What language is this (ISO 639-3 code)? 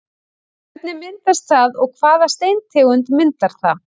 isl